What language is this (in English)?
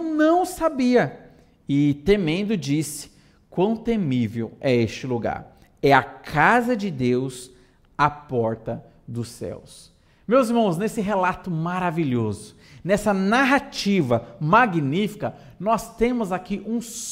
Portuguese